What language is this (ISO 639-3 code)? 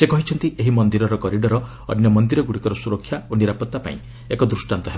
ori